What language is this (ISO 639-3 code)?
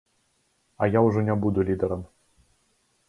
bel